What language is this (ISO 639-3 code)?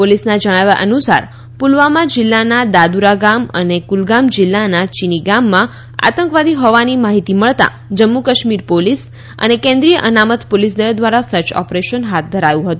guj